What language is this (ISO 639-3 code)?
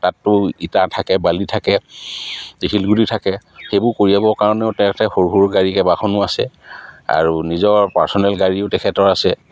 asm